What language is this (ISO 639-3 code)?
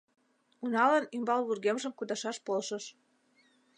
chm